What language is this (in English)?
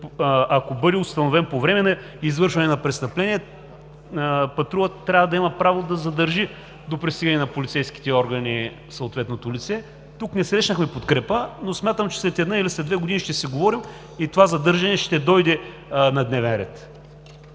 Bulgarian